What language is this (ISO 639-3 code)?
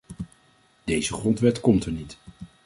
nld